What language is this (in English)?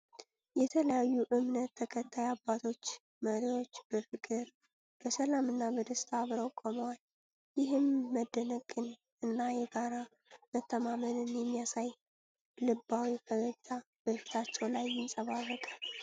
Amharic